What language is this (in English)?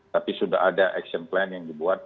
Indonesian